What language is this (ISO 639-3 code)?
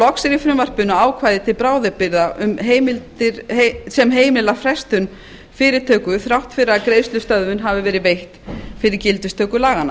isl